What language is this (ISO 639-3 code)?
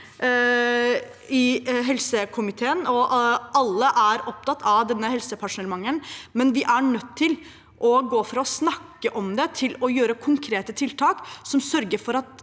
nor